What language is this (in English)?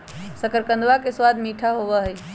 Magahi